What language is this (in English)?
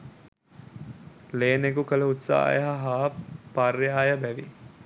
Sinhala